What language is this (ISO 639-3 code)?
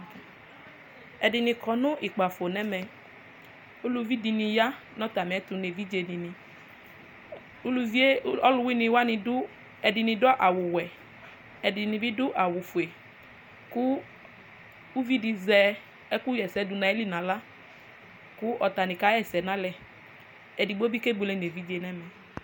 kpo